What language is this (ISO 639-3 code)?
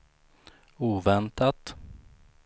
swe